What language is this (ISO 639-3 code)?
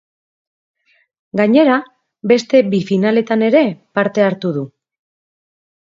eus